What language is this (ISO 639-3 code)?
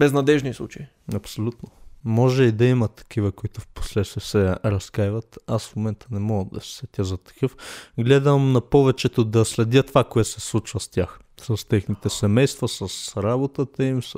bul